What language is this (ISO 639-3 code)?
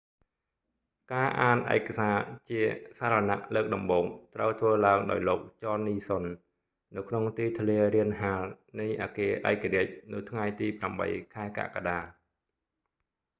khm